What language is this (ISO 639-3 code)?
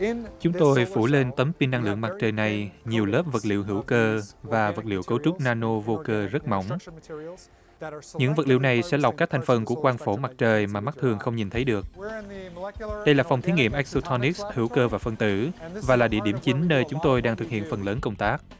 vie